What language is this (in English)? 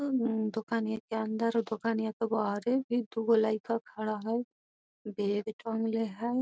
Magahi